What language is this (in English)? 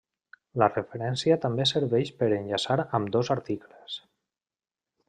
Catalan